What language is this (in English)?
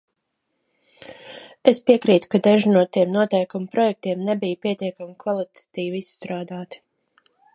Latvian